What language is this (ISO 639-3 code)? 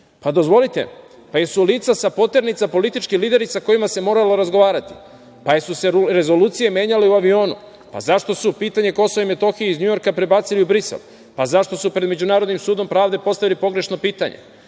srp